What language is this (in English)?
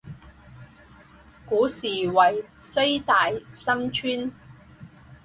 Chinese